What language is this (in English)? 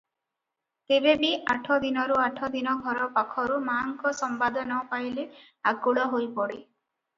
Odia